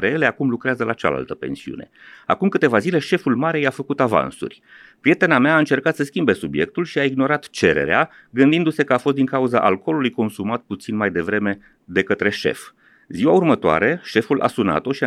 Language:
Romanian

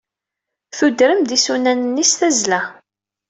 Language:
Kabyle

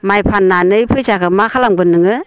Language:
Bodo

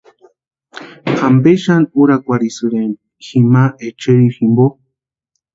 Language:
Western Highland Purepecha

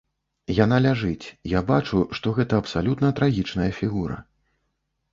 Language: Belarusian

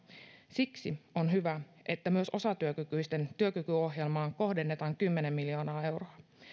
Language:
Finnish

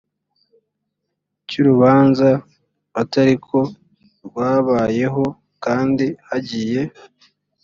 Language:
Kinyarwanda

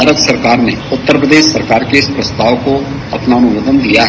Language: Hindi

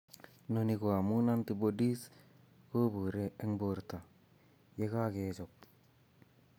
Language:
Kalenjin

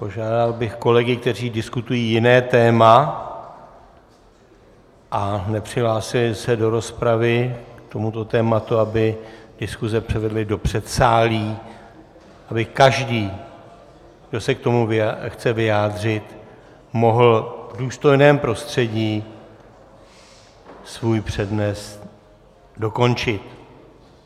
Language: Czech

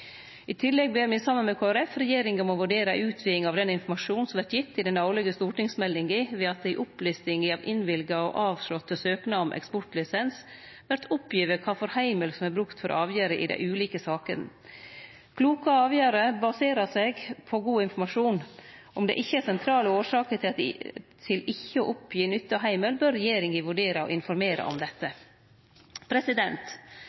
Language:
Norwegian Nynorsk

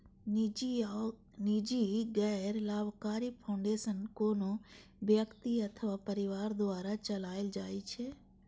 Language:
Maithili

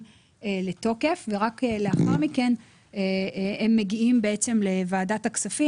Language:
Hebrew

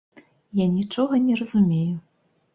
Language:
Belarusian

